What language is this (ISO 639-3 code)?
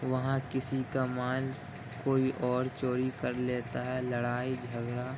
urd